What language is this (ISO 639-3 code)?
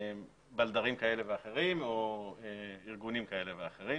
heb